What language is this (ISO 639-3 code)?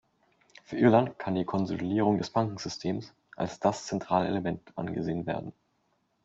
deu